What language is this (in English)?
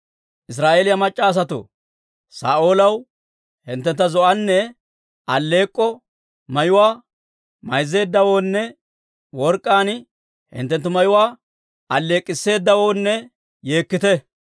Dawro